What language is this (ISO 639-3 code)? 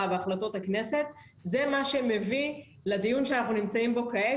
heb